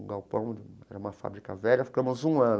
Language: Portuguese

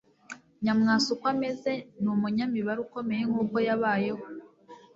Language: Kinyarwanda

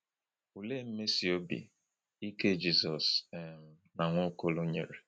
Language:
Igbo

